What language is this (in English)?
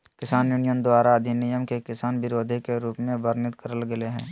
Magahi